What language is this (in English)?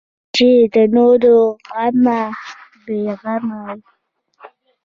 Pashto